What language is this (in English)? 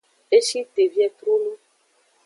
Aja (Benin)